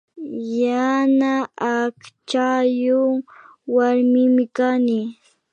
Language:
Imbabura Highland Quichua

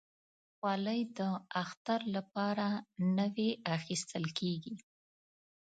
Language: Pashto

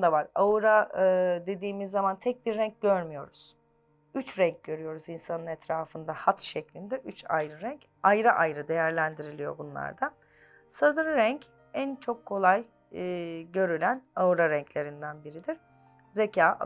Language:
Turkish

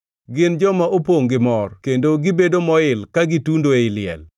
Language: Luo (Kenya and Tanzania)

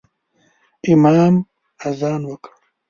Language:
Pashto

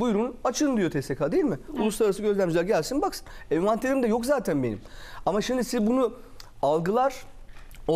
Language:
Turkish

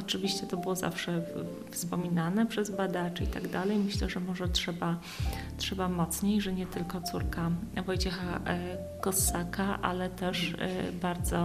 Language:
Polish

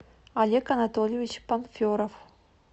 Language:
Russian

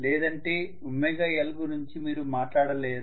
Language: Telugu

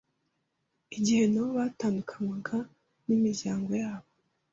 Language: Kinyarwanda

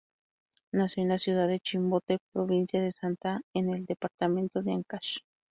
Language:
Spanish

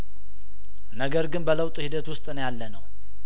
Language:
Amharic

